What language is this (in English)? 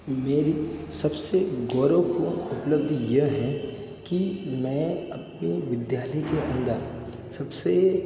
Hindi